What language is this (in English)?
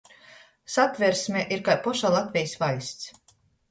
Latgalian